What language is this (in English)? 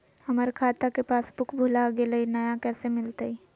Magahi